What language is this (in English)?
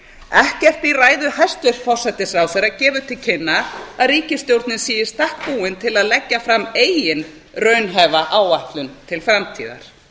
Icelandic